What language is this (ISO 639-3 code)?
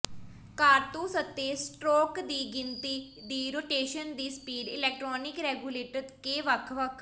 pan